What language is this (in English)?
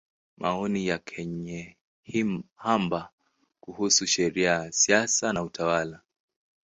Swahili